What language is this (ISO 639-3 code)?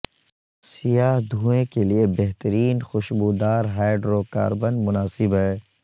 urd